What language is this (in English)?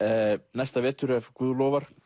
Icelandic